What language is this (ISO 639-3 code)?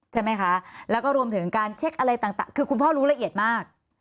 tha